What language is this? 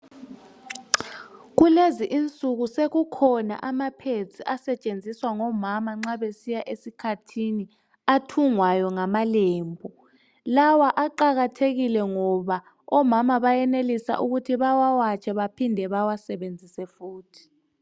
North Ndebele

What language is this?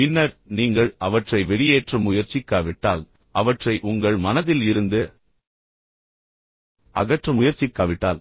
Tamil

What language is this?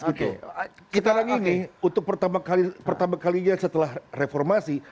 Indonesian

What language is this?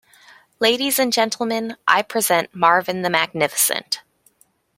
English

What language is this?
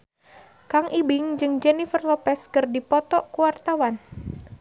Sundanese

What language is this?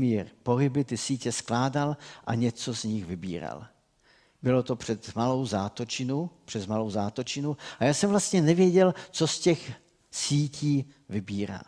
Czech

